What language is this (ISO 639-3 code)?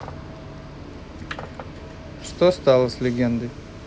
rus